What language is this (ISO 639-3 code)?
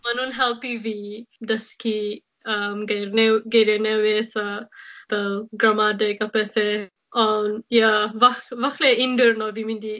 cym